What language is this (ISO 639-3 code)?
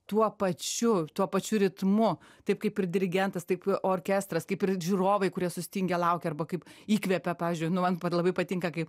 lit